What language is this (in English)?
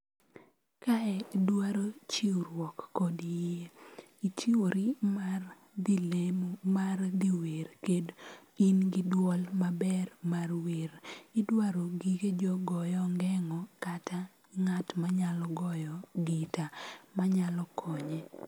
Luo (Kenya and Tanzania)